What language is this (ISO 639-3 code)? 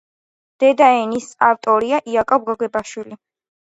kat